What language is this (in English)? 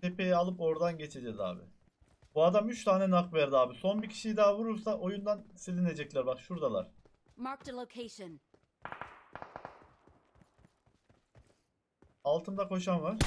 Turkish